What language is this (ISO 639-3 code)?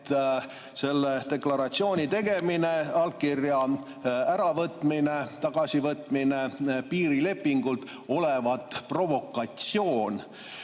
est